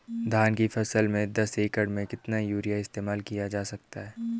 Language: Hindi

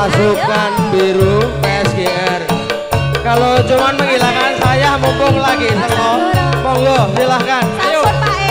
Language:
Indonesian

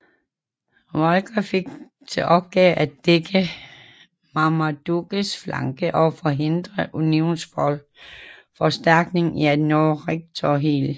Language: Danish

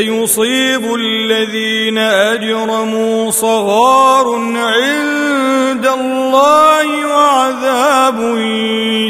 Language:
Arabic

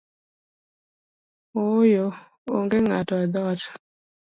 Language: Luo (Kenya and Tanzania)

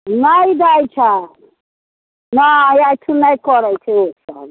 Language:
Maithili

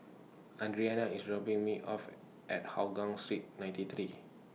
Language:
English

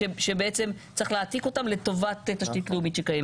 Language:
Hebrew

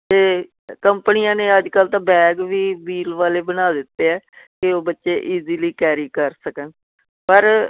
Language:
Punjabi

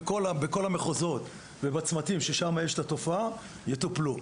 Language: Hebrew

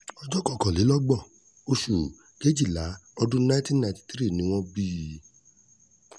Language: Yoruba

